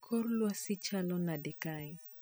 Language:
Luo (Kenya and Tanzania)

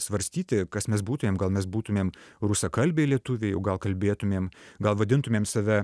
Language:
Lithuanian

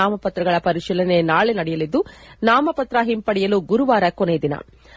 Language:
Kannada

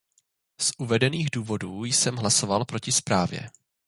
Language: Czech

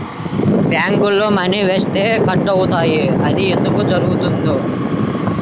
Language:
Telugu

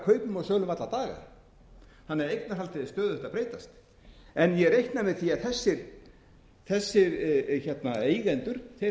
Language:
Icelandic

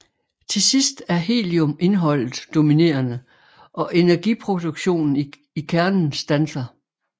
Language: Danish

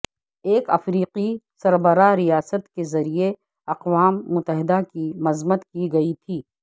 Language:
Urdu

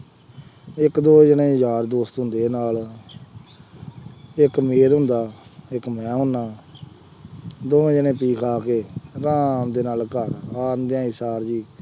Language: Punjabi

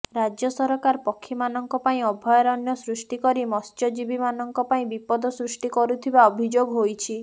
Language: Odia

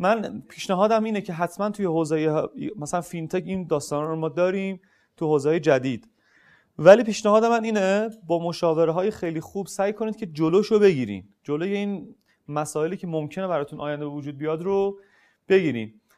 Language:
Persian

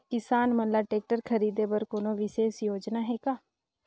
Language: Chhattisgarhi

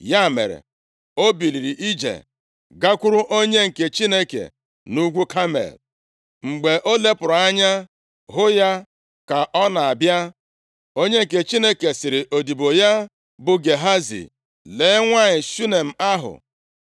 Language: Igbo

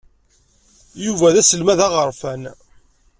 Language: Kabyle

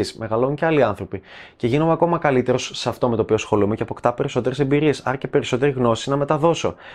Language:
Greek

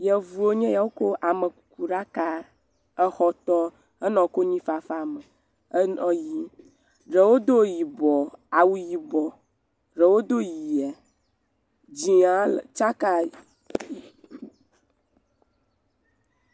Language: Ewe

